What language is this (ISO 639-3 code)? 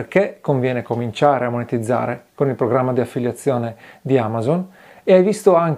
ita